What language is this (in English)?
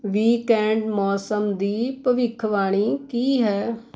Punjabi